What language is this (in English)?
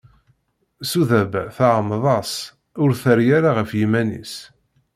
Kabyle